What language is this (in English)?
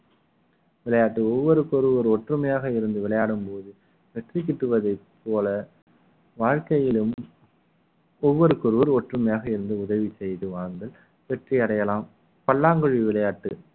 Tamil